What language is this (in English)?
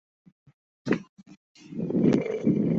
Chinese